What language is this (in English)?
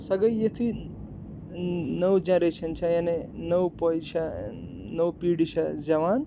Kashmiri